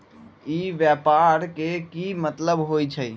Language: Magahi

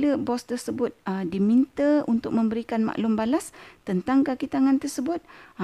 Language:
Malay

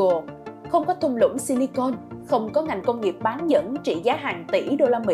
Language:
Vietnamese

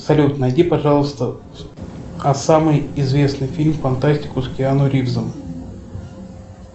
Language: Russian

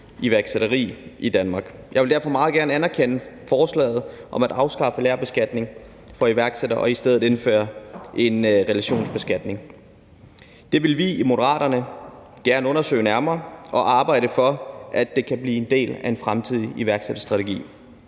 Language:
Danish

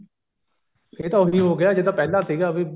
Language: Punjabi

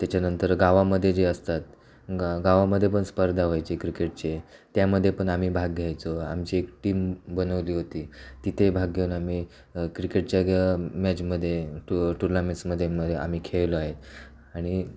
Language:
Marathi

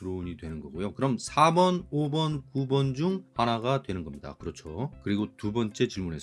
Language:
Korean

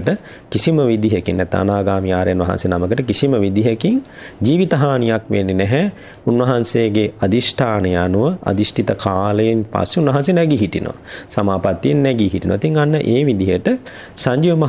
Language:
Romanian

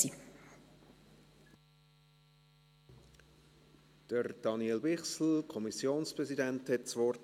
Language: Swiss German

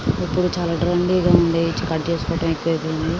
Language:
Telugu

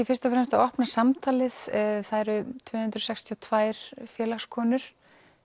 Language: Icelandic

